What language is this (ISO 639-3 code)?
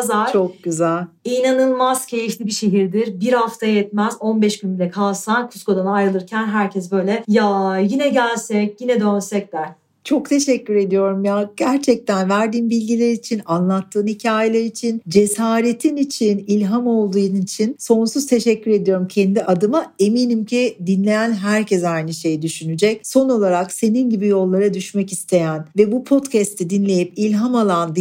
tur